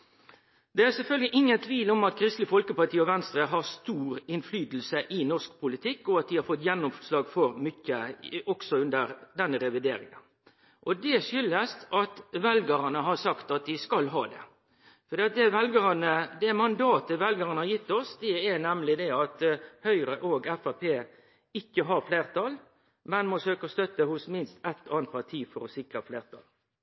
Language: Norwegian Nynorsk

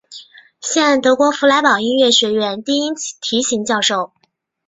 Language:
Chinese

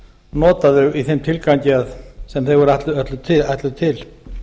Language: Icelandic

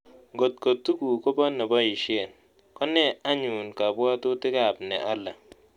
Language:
Kalenjin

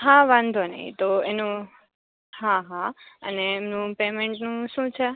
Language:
Gujarati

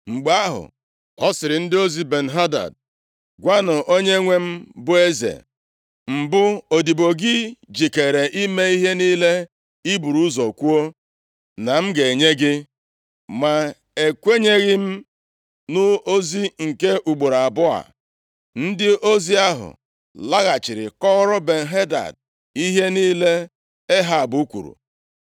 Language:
Igbo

